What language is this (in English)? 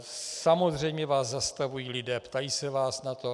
Czech